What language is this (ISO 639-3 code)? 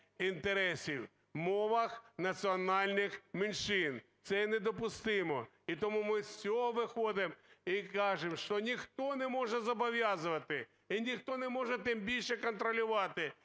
ukr